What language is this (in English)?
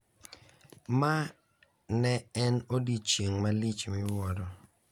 Luo (Kenya and Tanzania)